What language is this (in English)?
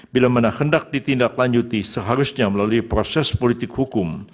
Indonesian